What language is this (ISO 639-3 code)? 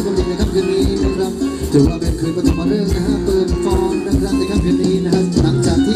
tha